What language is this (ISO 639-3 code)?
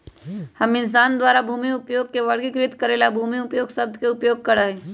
mag